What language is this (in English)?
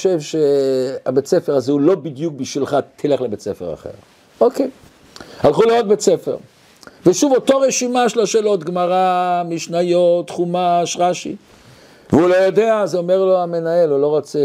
Hebrew